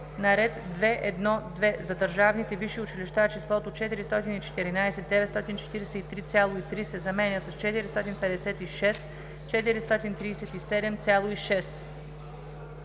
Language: Bulgarian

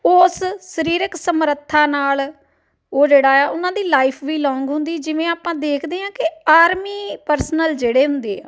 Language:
Punjabi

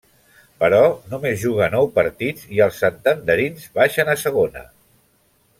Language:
Catalan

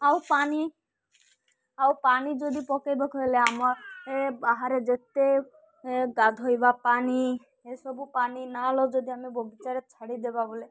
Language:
Odia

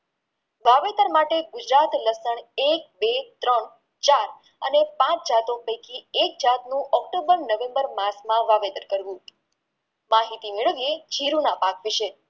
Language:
Gujarati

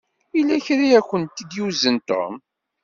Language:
Kabyle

